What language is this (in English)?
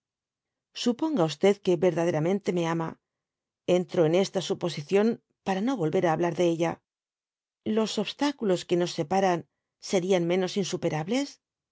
Spanish